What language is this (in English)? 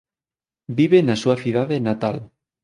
Galician